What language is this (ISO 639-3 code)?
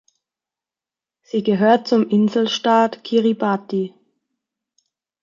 deu